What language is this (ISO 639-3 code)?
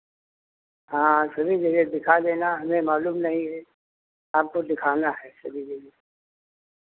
hin